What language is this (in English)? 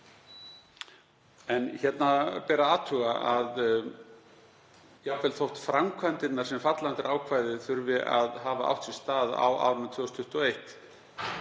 Icelandic